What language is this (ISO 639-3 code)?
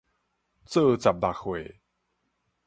nan